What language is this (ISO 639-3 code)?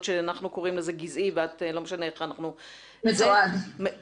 heb